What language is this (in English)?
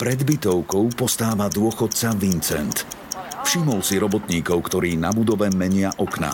Slovak